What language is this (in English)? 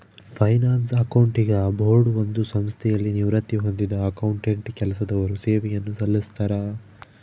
Kannada